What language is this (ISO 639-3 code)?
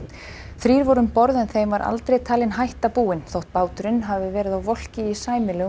isl